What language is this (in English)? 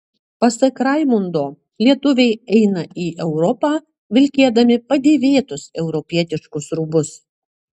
Lithuanian